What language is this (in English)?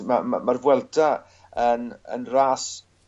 Welsh